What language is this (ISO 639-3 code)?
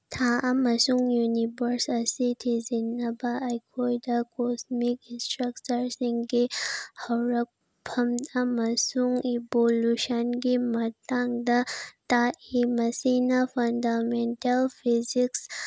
mni